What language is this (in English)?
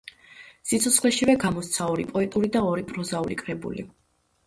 Georgian